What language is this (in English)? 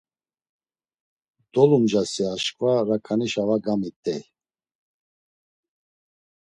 Laz